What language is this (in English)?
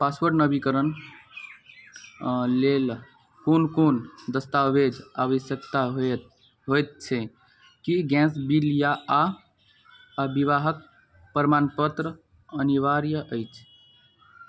Maithili